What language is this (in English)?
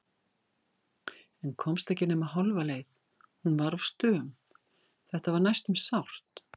Icelandic